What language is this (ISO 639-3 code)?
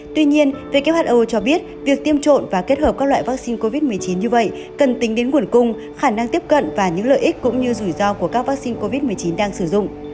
vie